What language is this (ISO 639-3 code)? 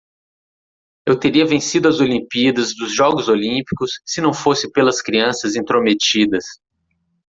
por